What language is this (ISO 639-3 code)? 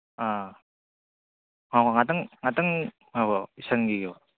mni